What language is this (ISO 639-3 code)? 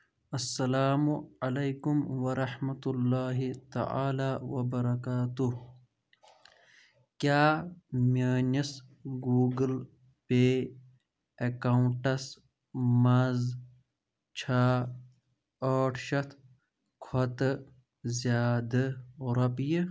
kas